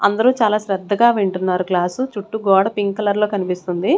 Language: Telugu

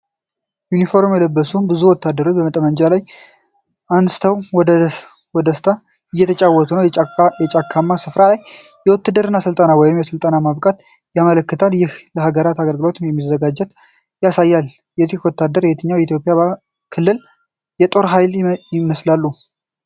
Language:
Amharic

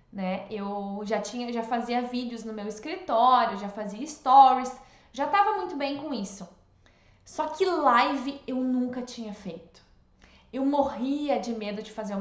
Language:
Portuguese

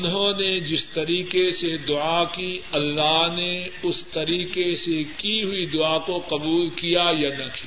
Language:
Urdu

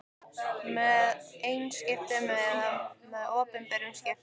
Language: Icelandic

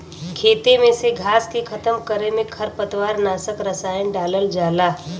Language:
Bhojpuri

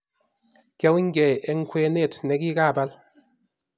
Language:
Kalenjin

